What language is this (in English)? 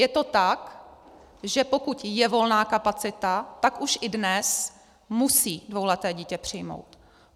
Czech